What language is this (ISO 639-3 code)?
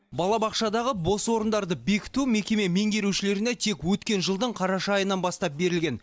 kaz